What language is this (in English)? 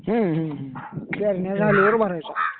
Marathi